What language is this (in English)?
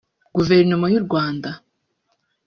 Kinyarwanda